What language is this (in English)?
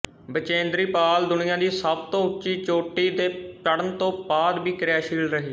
Punjabi